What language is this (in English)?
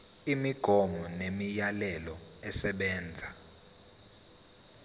Zulu